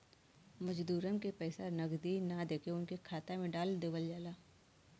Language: Bhojpuri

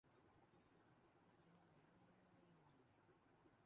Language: Urdu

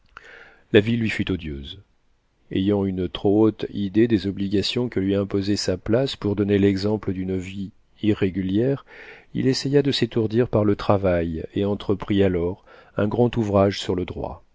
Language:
French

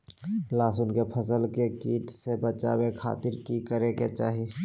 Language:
Magahi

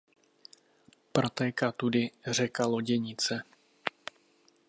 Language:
Czech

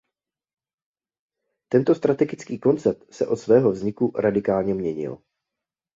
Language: Czech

